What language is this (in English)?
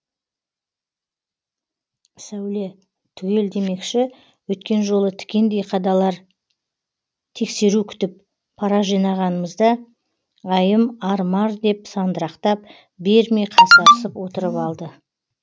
Kazakh